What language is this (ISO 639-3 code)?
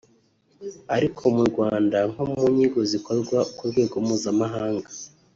kin